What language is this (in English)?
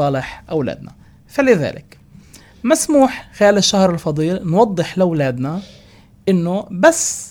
Arabic